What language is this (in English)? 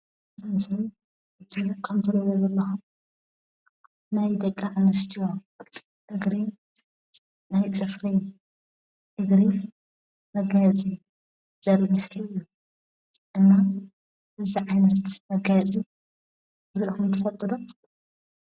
Tigrinya